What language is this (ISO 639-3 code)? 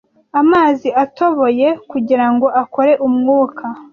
kin